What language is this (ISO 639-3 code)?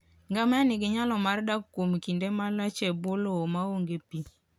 luo